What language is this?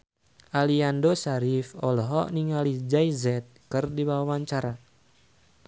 Sundanese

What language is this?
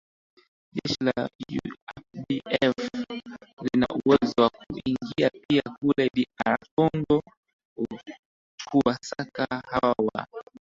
Swahili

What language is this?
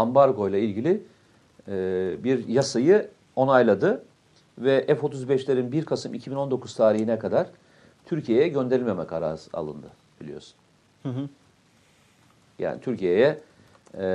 Turkish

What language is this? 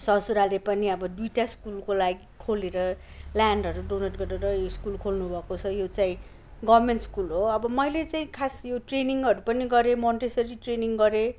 Nepali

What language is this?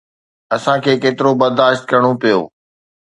Sindhi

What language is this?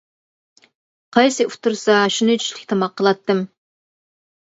Uyghur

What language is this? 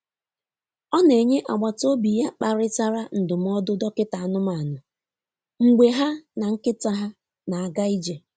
Igbo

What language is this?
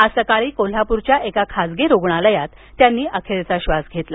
Marathi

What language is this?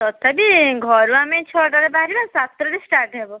Odia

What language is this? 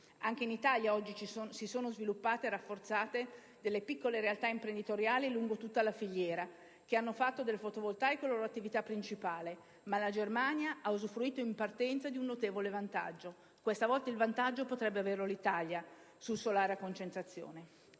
Italian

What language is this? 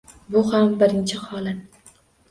Uzbek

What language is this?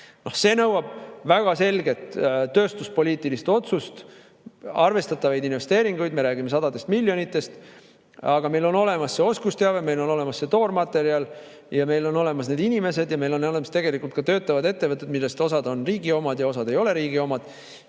Estonian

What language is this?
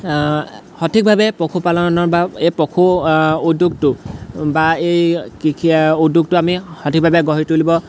Assamese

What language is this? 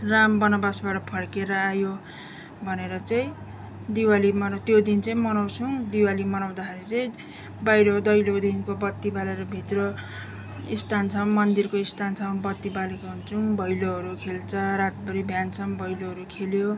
Nepali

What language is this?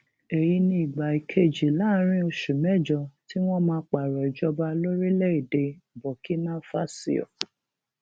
Yoruba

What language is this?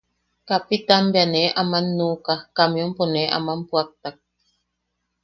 Yaqui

